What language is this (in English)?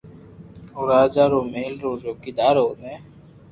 Loarki